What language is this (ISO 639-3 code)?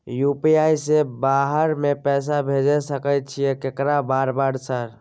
mai